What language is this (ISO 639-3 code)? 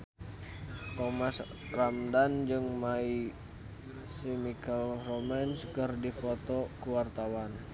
sun